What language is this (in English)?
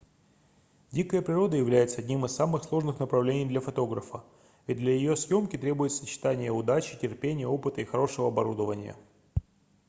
Russian